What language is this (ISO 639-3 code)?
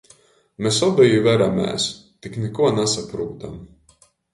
ltg